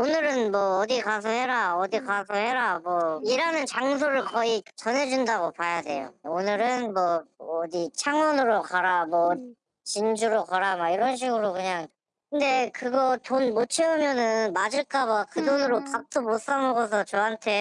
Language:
Korean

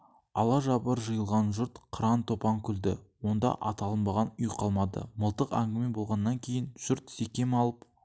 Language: Kazakh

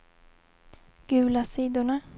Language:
Swedish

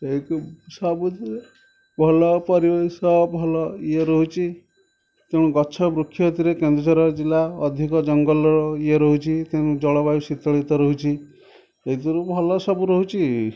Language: Odia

